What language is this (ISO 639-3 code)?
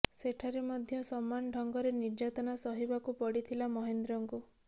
ori